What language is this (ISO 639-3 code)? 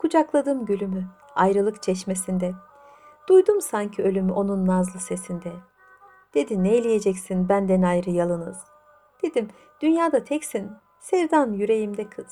tur